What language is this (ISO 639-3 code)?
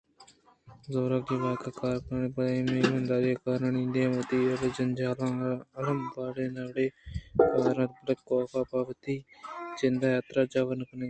bgp